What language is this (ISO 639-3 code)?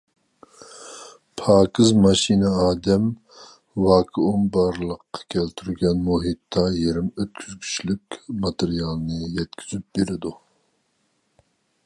uig